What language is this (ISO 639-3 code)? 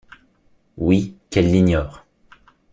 fra